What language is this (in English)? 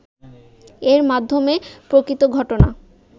Bangla